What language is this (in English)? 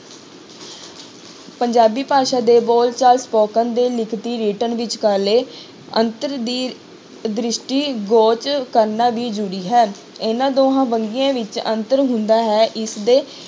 Punjabi